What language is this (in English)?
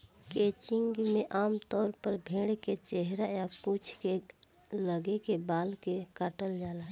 Bhojpuri